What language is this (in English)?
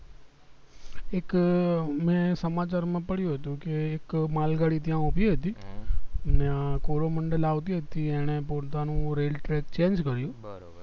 Gujarati